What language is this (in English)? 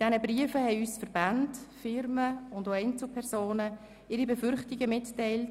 Swiss German